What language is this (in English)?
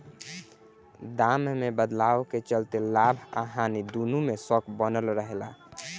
Bhojpuri